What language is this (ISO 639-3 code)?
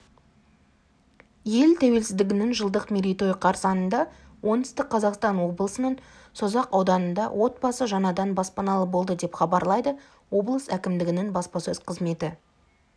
kaz